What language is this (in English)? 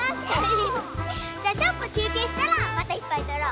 Japanese